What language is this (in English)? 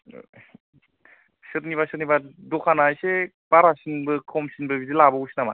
Bodo